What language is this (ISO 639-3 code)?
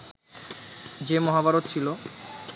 ben